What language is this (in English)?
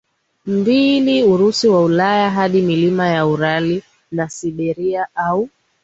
Swahili